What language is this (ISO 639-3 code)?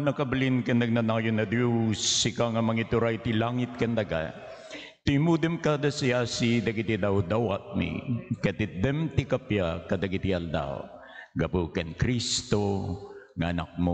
fil